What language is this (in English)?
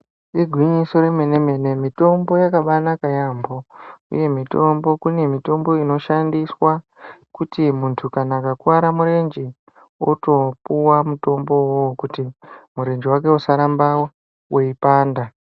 Ndau